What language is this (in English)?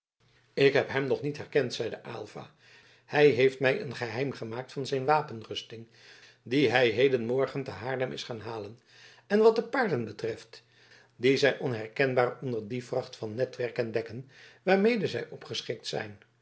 Dutch